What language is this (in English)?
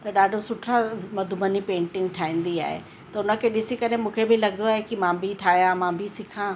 Sindhi